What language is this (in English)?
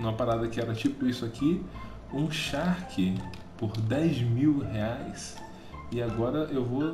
Portuguese